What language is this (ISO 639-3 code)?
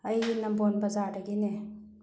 mni